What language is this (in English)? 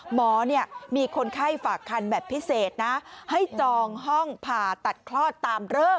Thai